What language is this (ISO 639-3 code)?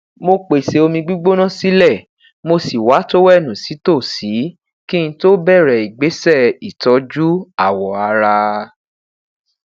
yor